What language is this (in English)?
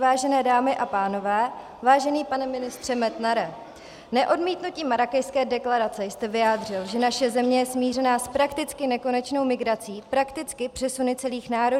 Czech